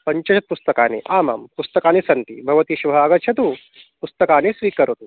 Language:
Sanskrit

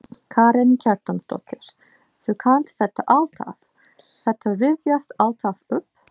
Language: Icelandic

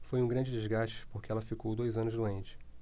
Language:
Portuguese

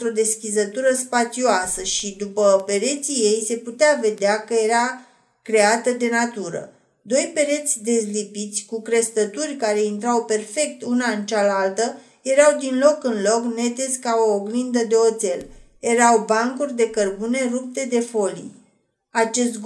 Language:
Romanian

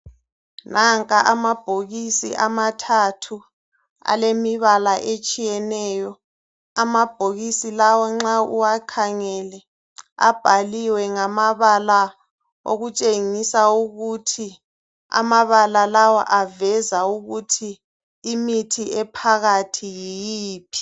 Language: North Ndebele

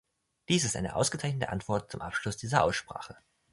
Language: German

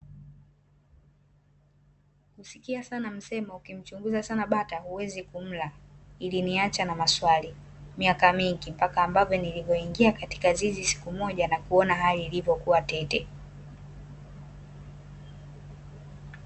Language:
Swahili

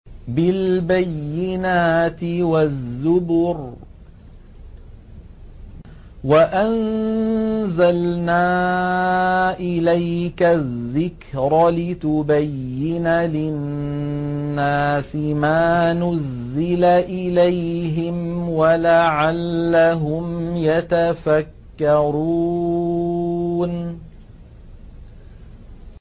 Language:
Arabic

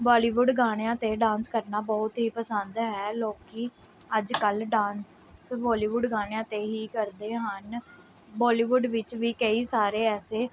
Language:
Punjabi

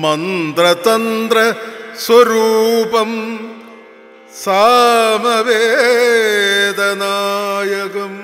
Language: Malayalam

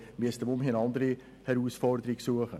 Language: Swiss German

